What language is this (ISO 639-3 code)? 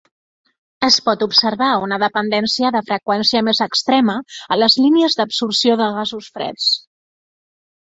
cat